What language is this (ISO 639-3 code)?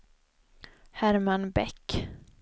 swe